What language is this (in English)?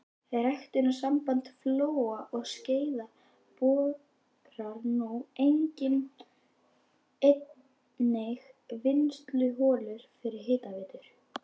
Icelandic